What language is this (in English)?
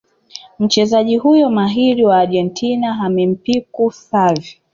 Swahili